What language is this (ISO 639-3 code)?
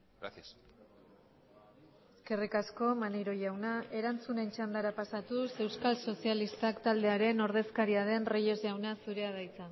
eus